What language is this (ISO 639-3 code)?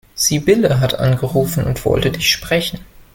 deu